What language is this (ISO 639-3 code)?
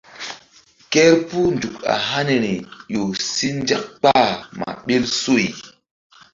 mdd